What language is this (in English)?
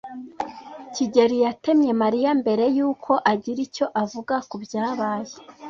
Kinyarwanda